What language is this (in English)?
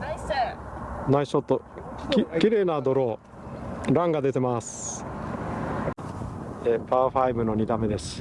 Japanese